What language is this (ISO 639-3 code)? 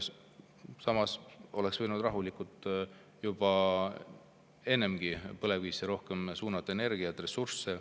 est